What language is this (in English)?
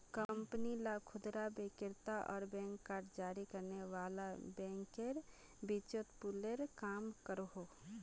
Magahi